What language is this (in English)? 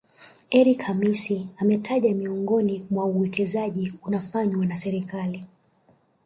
Swahili